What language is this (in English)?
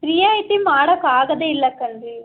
Kannada